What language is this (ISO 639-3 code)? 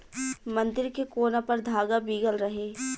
bho